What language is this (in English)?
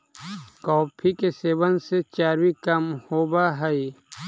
Magahi